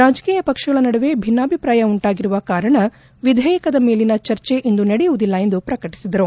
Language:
Kannada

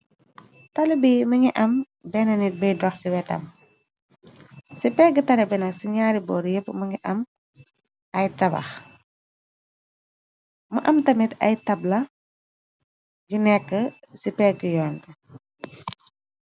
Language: Wolof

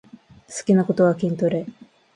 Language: Japanese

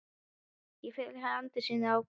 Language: Icelandic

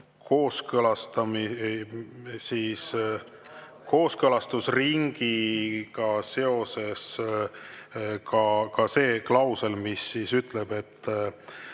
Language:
Estonian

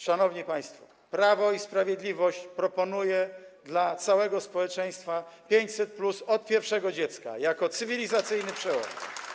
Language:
Polish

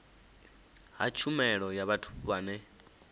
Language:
Venda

